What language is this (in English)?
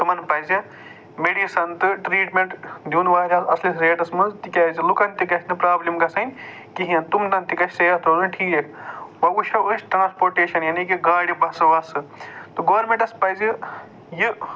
Kashmiri